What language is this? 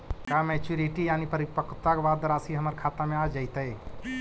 Magahi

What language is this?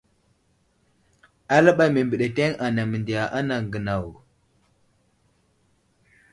Wuzlam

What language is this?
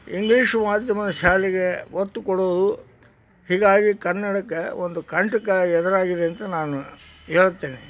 Kannada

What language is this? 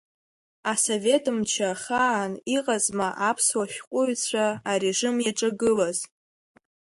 Abkhazian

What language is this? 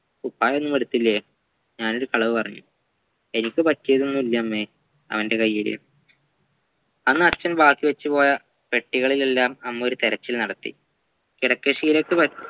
Malayalam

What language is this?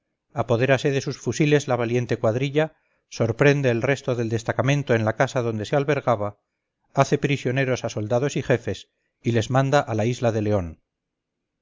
Spanish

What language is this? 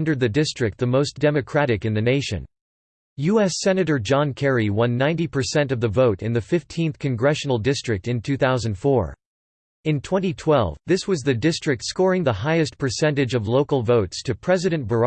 English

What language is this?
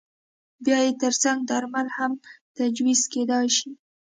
Pashto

